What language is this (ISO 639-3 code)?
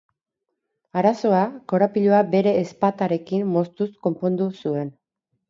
eus